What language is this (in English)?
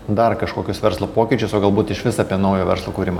Lithuanian